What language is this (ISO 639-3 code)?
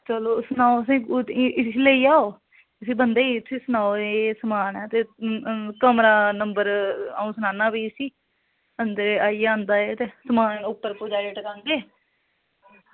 doi